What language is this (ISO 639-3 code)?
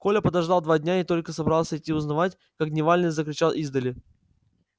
rus